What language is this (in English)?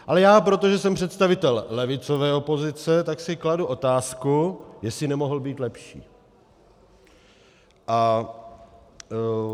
Czech